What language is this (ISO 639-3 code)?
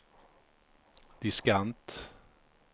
swe